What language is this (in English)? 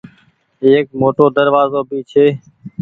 Goaria